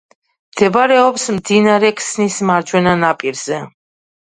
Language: Georgian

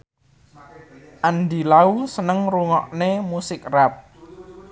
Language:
Javanese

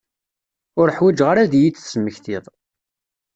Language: Kabyle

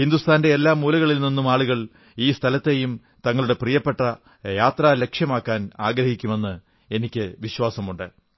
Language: Malayalam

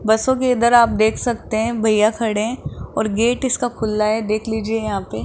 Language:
Hindi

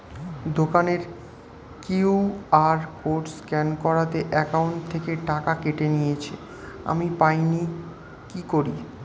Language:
Bangla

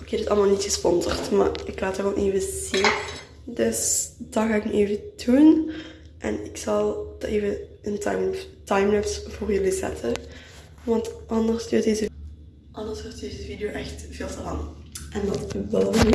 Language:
Dutch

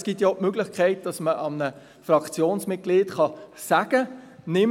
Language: Swiss German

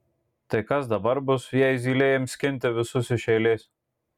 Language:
Lithuanian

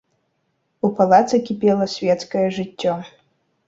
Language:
Belarusian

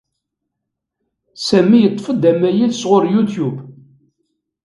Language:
Kabyle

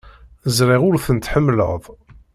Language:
Kabyle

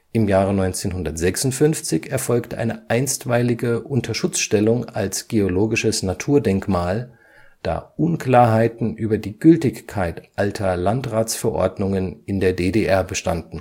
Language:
German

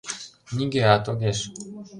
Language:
Mari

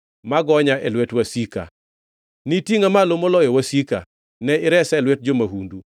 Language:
Luo (Kenya and Tanzania)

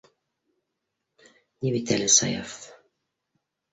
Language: Bashkir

